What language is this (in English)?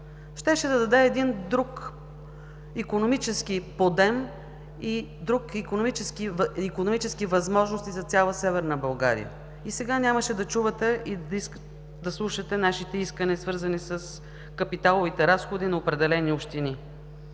Bulgarian